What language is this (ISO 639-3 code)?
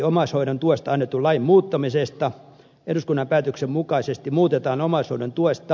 fin